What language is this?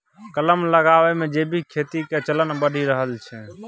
Maithili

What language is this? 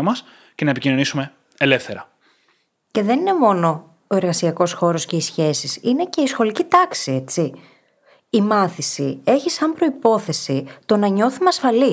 Greek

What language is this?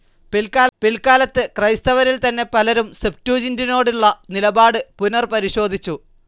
Malayalam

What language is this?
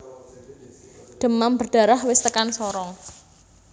Javanese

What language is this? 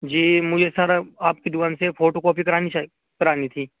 Urdu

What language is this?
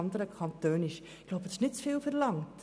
Swiss German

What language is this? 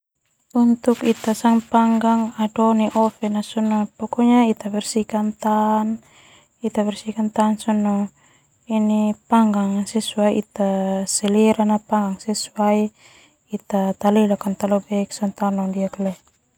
Termanu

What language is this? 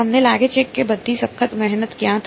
Gujarati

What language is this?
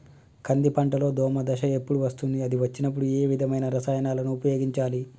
Telugu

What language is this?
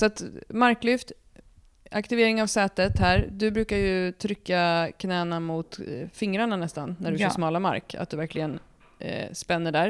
Swedish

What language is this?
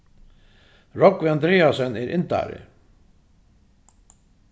Faroese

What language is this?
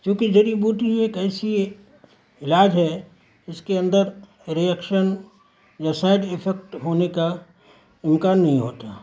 Urdu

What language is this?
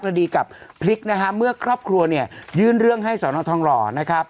Thai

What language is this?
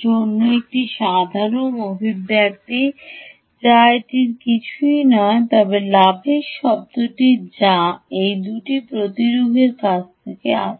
Bangla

